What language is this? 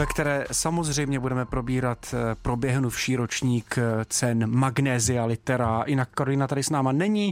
Czech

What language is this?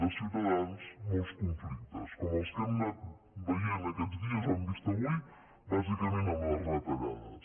Catalan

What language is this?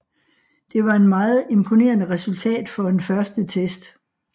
Danish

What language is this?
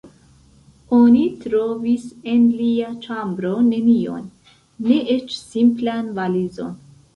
Esperanto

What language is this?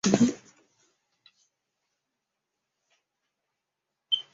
Chinese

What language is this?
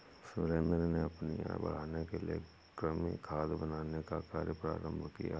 Hindi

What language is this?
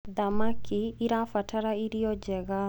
Kikuyu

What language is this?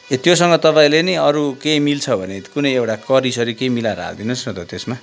Nepali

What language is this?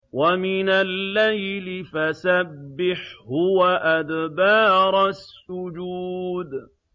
Arabic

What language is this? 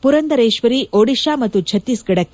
Kannada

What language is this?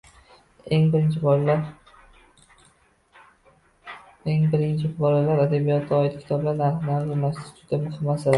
Uzbek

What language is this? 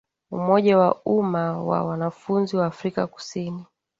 Swahili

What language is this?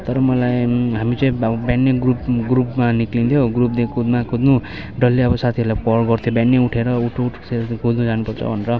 Nepali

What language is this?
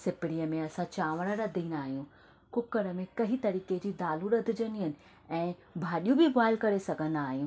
Sindhi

